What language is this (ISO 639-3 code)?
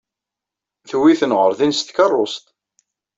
kab